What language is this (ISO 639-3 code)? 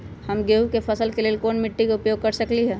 mag